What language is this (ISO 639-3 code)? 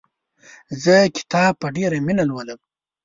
pus